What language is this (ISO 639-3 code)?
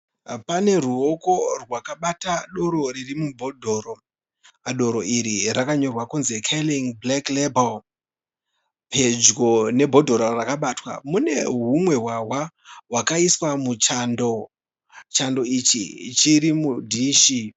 sna